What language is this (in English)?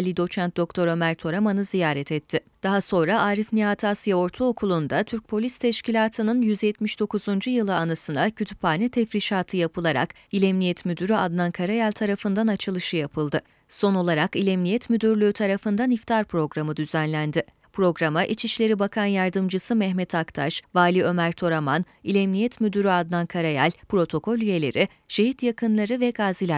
Turkish